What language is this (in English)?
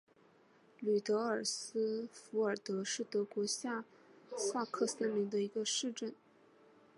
Chinese